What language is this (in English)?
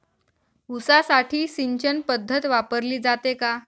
Marathi